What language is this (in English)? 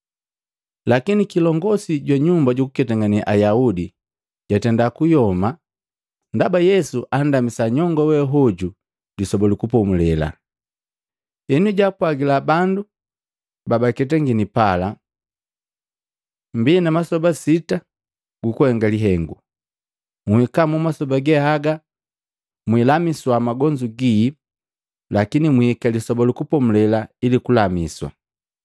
Matengo